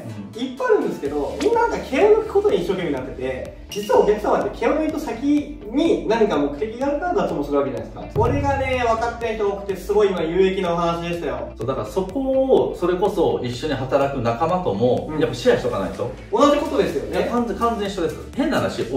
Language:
Japanese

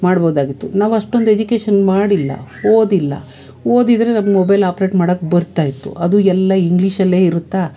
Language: Kannada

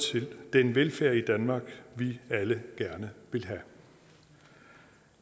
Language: Danish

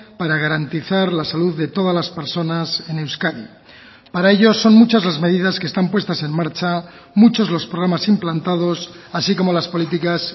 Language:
Spanish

